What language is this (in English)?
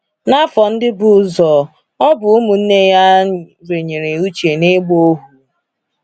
Igbo